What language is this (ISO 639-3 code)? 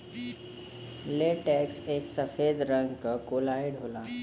bho